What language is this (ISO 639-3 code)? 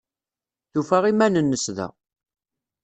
kab